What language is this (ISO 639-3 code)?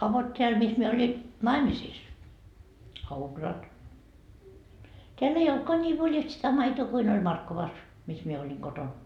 fin